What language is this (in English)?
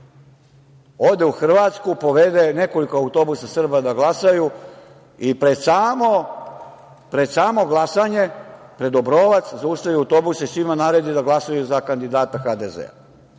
Serbian